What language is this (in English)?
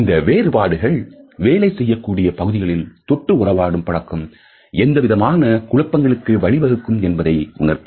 Tamil